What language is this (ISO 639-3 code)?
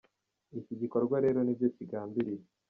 kin